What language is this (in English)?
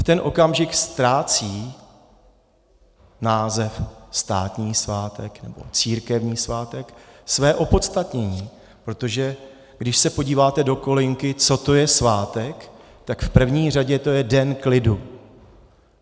Czech